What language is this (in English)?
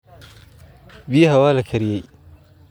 Somali